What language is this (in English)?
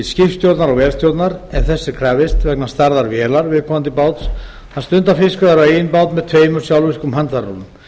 Icelandic